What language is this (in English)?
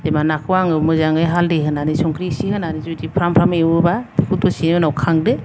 Bodo